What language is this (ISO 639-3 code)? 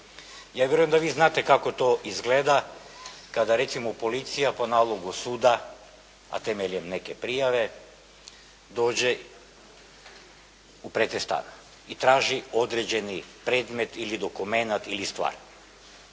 hrv